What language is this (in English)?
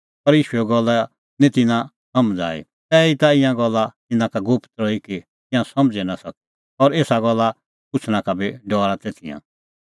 Kullu Pahari